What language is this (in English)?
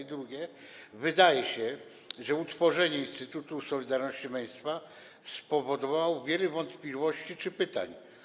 Polish